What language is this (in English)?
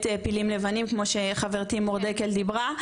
Hebrew